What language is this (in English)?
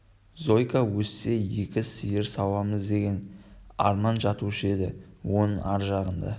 Kazakh